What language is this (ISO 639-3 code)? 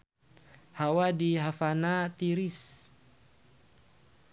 sun